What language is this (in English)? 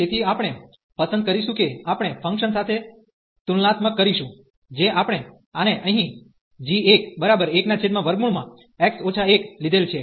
Gujarati